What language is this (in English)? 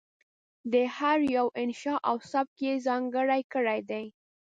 Pashto